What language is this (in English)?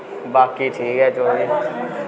Dogri